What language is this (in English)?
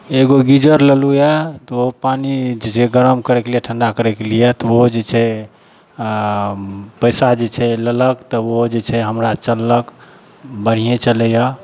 Maithili